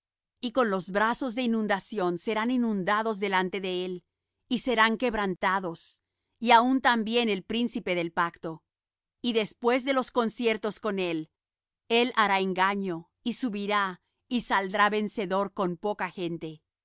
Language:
Spanish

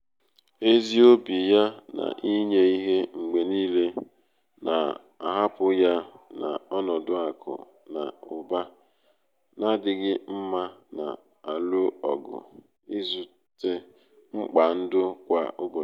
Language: Igbo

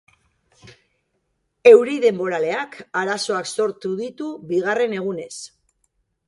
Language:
Basque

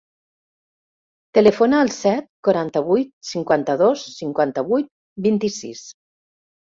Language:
Catalan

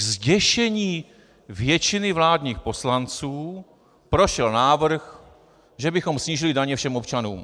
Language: Czech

